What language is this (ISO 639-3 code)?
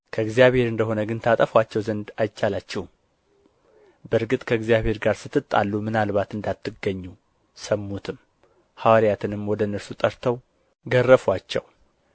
amh